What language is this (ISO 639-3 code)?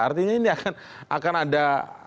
ind